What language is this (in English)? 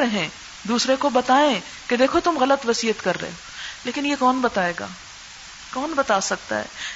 Urdu